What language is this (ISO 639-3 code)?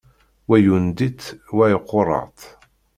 kab